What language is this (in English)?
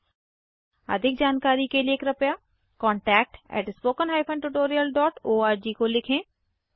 Hindi